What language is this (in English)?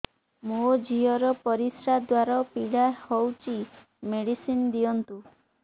Odia